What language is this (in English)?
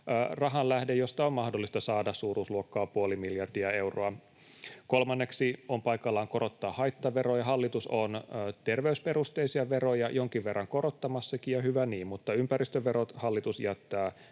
Finnish